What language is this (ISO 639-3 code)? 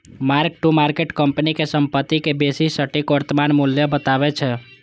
mai